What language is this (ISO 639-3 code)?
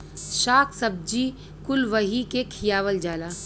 bho